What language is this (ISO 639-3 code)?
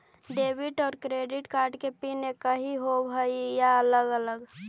mag